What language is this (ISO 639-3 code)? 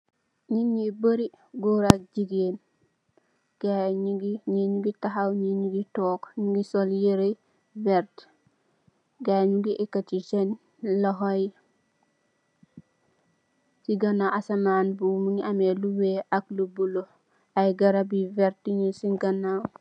wol